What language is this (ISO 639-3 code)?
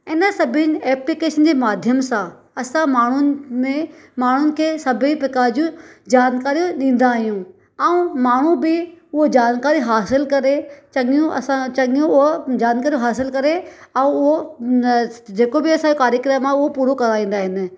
snd